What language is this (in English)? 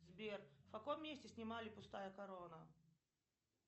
Russian